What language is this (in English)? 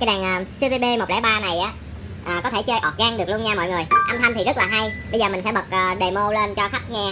Vietnamese